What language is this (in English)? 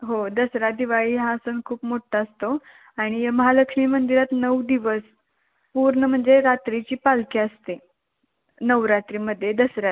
Marathi